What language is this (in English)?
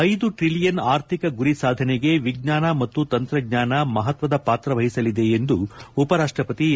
Kannada